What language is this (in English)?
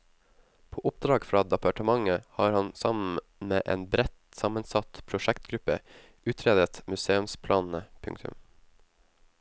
Norwegian